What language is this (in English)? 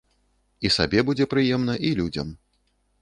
Belarusian